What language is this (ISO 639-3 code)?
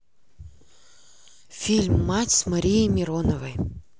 rus